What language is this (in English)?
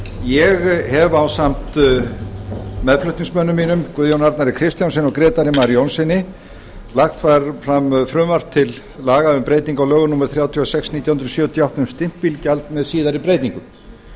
Icelandic